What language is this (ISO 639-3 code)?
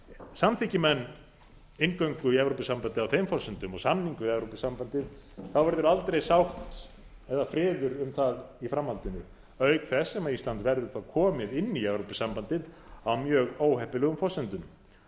isl